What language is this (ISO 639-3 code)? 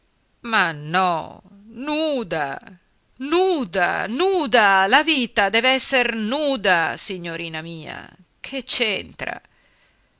ita